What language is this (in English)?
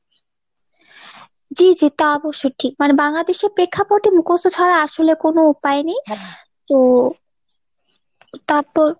Bangla